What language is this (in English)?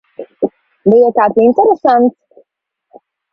Latvian